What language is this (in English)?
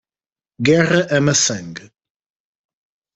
Portuguese